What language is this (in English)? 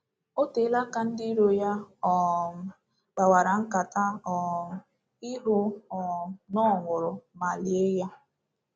Igbo